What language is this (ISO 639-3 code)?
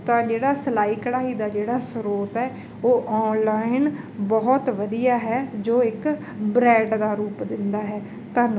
pan